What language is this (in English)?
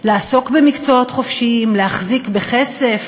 Hebrew